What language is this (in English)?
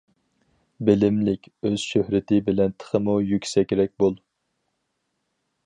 Uyghur